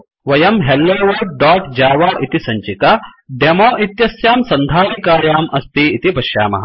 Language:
Sanskrit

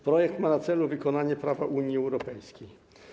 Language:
Polish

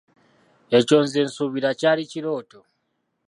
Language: Ganda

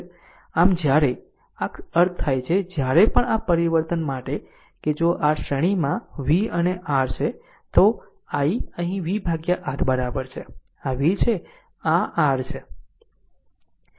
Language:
Gujarati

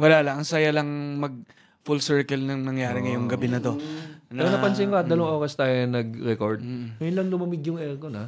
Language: Filipino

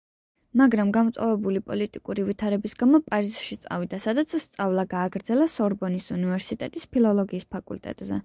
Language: Georgian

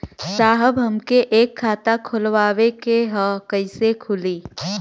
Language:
Bhojpuri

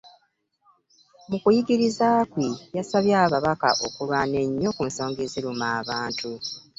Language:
Ganda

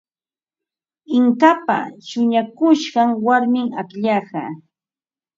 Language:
Ambo-Pasco Quechua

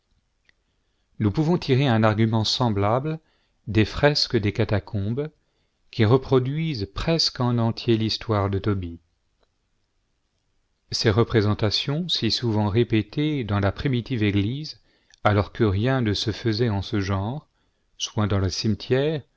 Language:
French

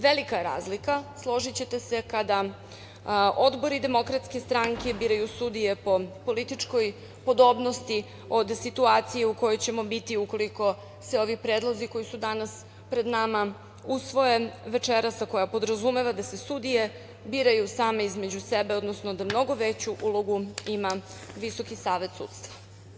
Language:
Serbian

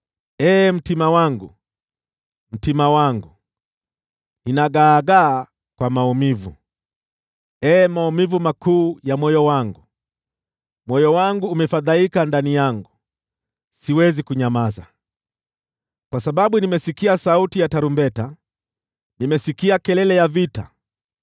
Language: Swahili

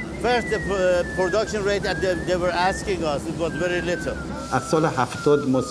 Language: Persian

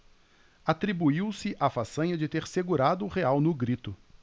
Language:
Portuguese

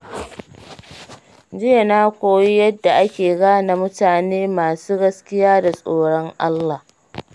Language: Hausa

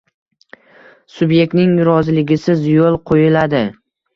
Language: Uzbek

